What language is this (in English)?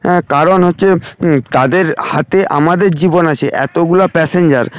Bangla